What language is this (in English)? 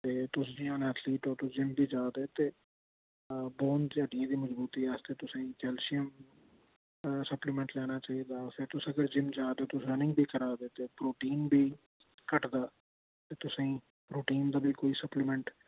Dogri